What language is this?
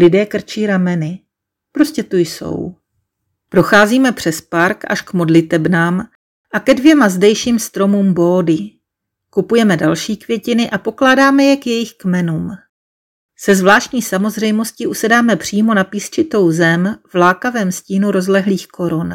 Czech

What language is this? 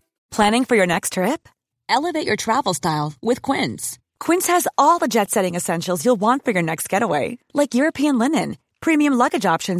Swedish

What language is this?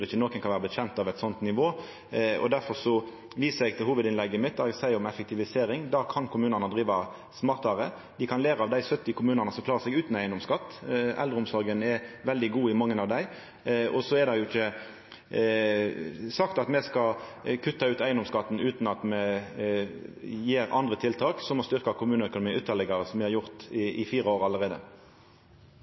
Norwegian Nynorsk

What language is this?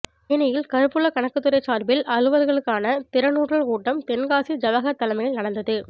Tamil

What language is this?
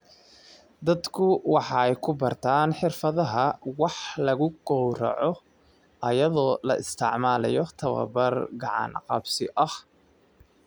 Somali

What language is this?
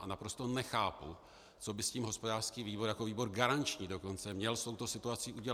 Czech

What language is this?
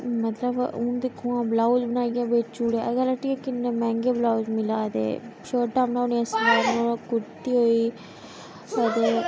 Dogri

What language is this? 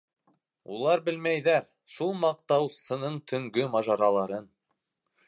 Bashkir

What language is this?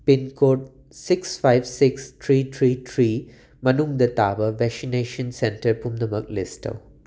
Manipuri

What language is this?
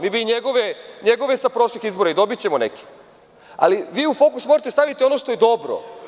Serbian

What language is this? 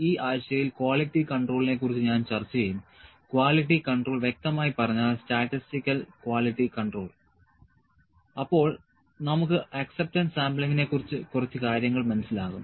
Malayalam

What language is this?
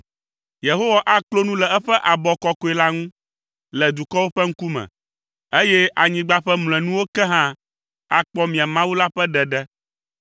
Ewe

